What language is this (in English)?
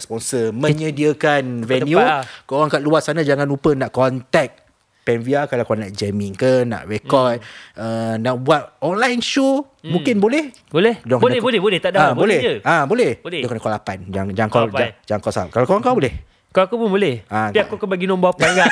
Malay